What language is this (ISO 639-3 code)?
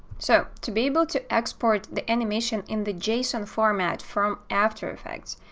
eng